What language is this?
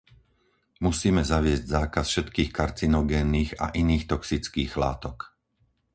Slovak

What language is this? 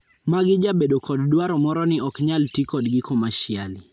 Luo (Kenya and Tanzania)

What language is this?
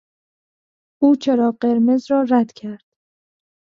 Persian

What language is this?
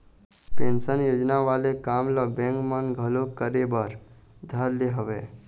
Chhattisgarhi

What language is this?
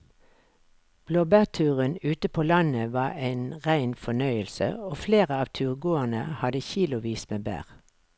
Norwegian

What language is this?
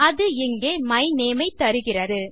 Tamil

